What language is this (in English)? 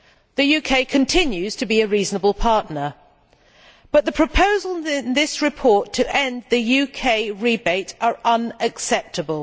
English